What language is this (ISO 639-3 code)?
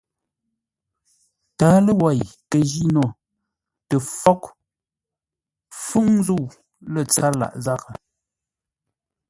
nla